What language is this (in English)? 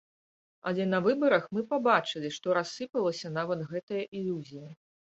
Belarusian